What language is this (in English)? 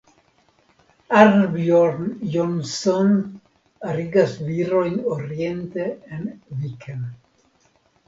Esperanto